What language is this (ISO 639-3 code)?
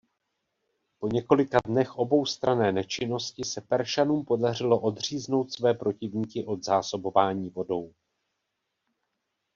ces